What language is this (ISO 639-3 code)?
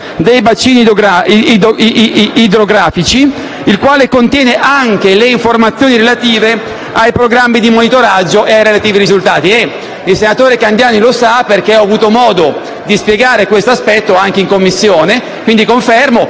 ita